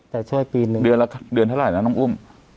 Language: Thai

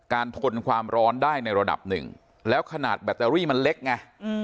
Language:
Thai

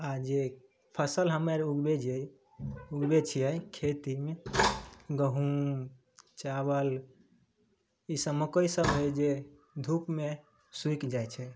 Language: Maithili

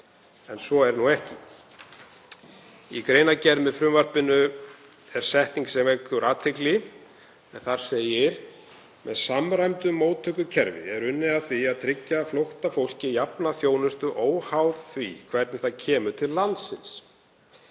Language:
Icelandic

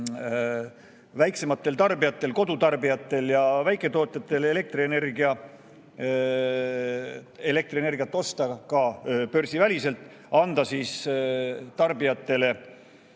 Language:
Estonian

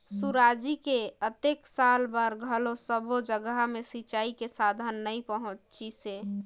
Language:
Chhattisgarhi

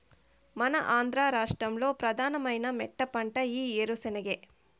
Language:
Telugu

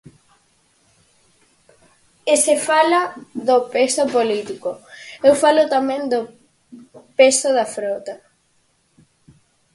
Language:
Galician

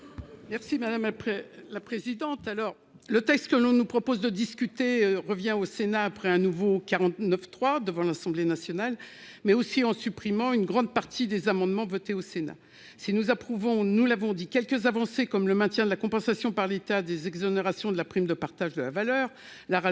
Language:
French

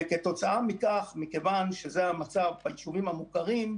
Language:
Hebrew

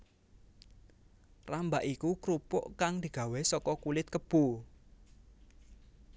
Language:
Javanese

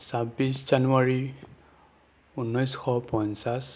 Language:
Assamese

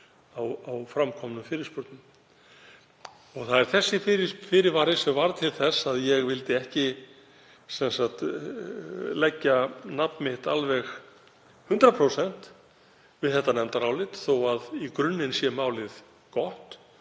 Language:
Icelandic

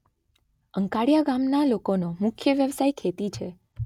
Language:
Gujarati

